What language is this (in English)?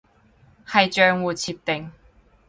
Cantonese